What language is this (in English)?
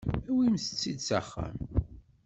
Kabyle